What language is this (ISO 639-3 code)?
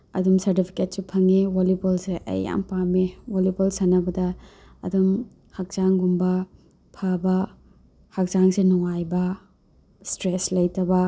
mni